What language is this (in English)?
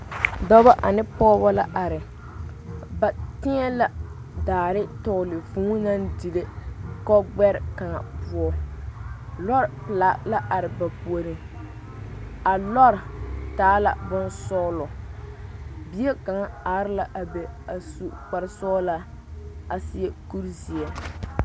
Southern Dagaare